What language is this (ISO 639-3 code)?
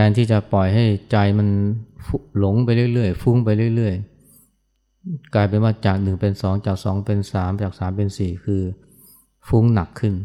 tha